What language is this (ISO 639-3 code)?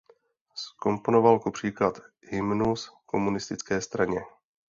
ces